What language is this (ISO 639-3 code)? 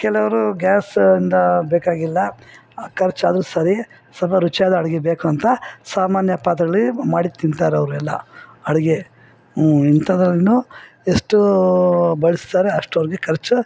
kan